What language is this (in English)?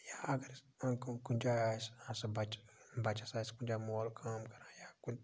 Kashmiri